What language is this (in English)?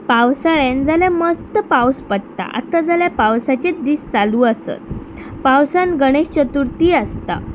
Konkani